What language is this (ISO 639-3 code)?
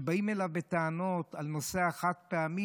heb